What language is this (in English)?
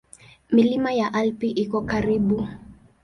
Swahili